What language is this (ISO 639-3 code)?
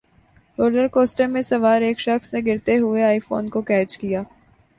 urd